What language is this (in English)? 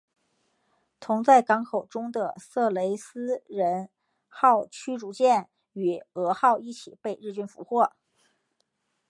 Chinese